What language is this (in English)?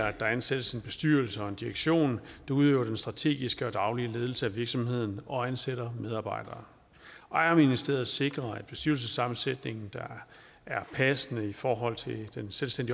Danish